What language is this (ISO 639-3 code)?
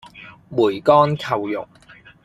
yue